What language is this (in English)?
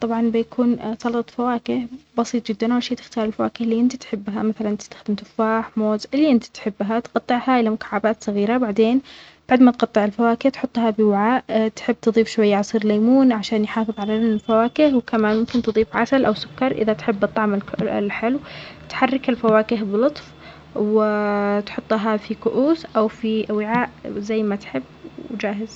Omani Arabic